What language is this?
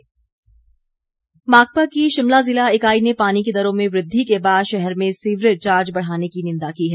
Hindi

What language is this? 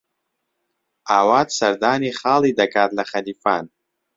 Central Kurdish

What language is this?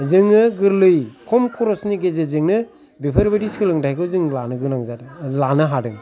Bodo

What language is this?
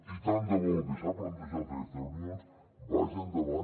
Catalan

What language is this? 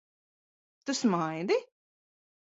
Latvian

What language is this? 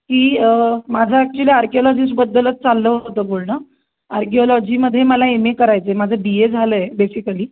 Marathi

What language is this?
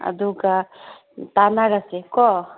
Manipuri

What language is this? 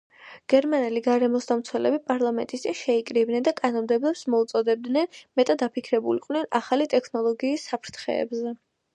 Georgian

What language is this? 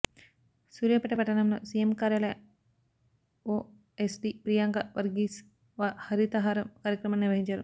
Telugu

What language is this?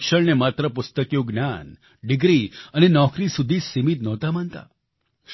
Gujarati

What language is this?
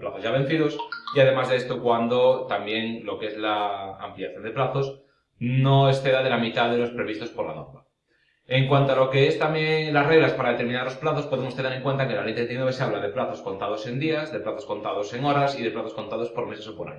Spanish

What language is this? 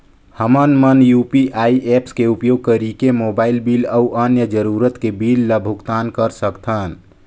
Chhattisgarhi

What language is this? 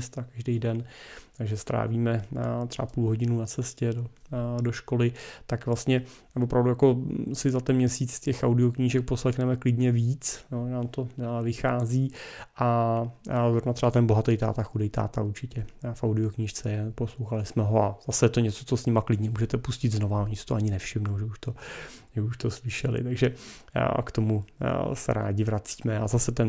Czech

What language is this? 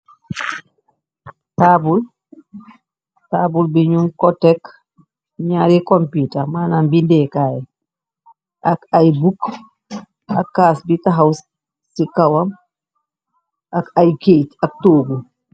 Wolof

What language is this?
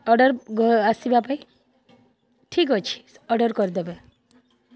Odia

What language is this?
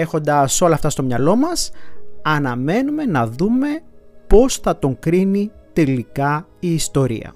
Greek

